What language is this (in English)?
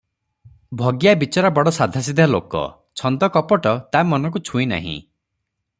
Odia